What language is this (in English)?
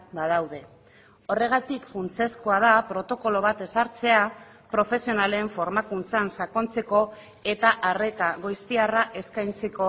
Basque